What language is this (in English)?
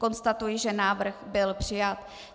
Czech